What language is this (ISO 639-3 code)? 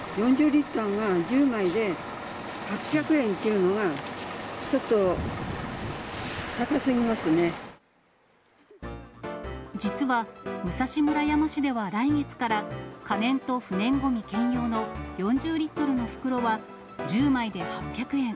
jpn